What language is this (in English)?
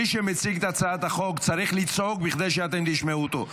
Hebrew